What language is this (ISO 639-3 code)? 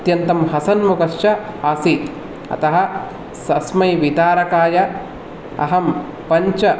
san